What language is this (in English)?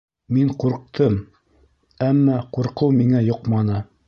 Bashkir